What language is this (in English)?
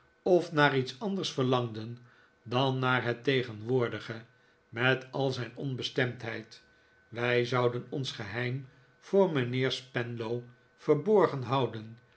Dutch